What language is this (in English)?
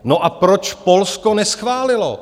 Czech